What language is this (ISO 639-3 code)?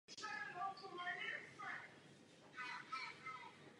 ces